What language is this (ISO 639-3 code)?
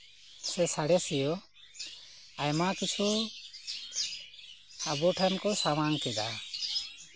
sat